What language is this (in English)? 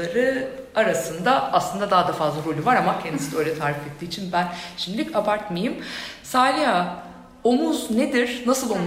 Turkish